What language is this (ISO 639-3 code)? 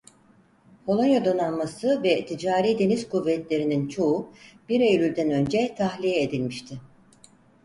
tur